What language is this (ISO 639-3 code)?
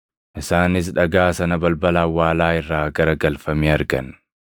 orm